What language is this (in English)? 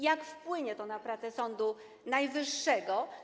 Polish